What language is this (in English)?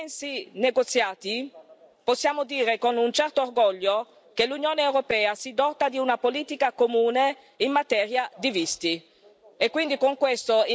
Italian